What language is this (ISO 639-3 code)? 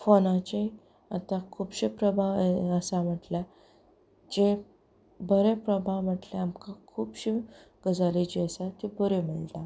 kok